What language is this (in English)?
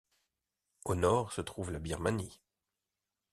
French